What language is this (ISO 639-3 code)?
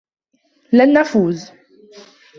ara